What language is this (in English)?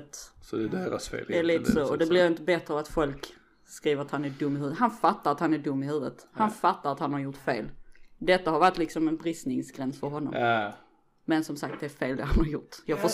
Swedish